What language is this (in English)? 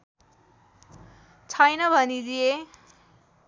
Nepali